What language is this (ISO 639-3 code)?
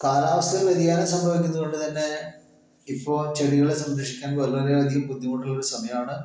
mal